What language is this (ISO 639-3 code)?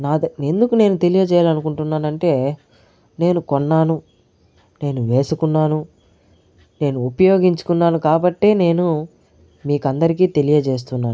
tel